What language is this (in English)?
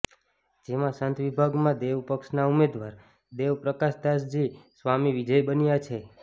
Gujarati